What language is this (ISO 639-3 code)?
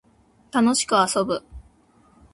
jpn